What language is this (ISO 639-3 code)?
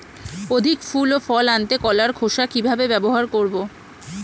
ben